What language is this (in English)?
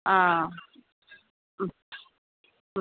Malayalam